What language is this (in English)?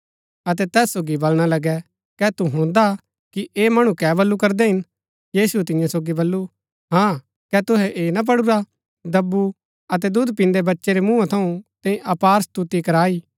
Gaddi